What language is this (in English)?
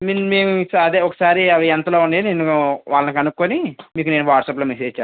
Telugu